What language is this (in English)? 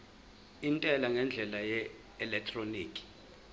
Zulu